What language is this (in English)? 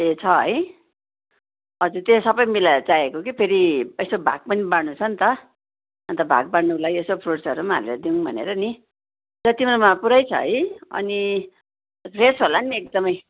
Nepali